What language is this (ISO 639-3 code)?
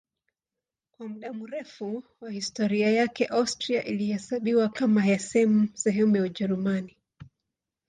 swa